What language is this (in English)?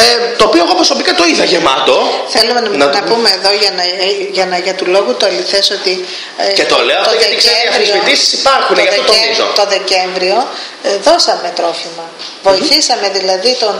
Greek